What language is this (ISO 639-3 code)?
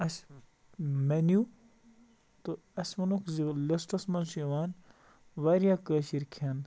kas